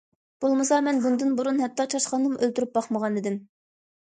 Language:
Uyghur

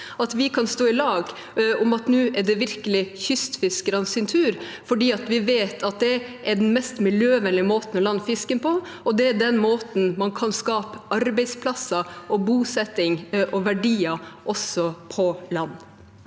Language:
Norwegian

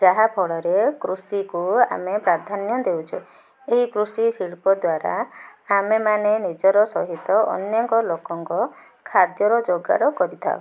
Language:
Odia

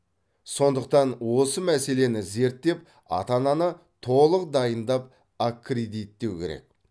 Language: Kazakh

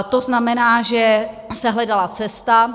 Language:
Czech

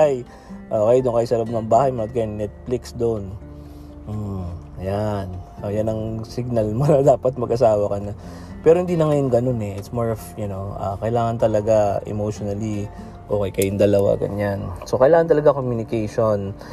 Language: Filipino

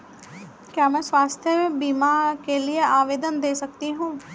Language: Hindi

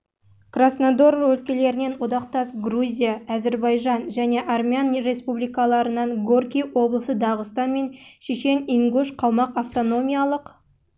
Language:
Kazakh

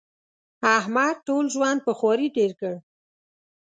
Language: Pashto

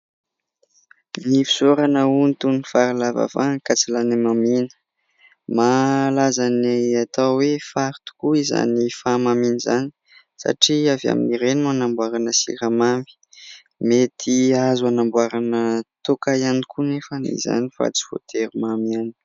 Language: Malagasy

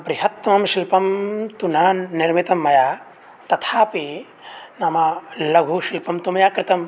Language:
Sanskrit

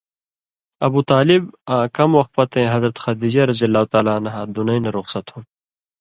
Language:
Indus Kohistani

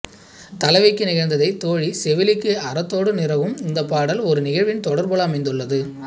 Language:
Tamil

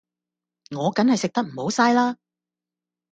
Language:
Cantonese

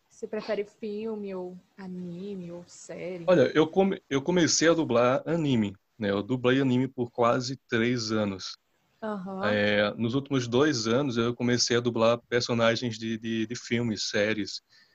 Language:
Portuguese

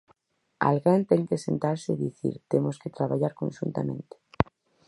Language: Galician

